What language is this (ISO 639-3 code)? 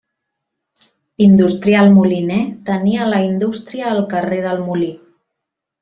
cat